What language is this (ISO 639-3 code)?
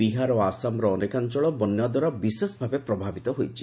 ori